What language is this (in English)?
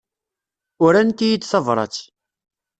Kabyle